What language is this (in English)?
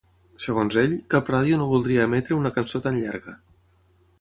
Catalan